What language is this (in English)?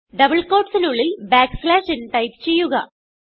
Malayalam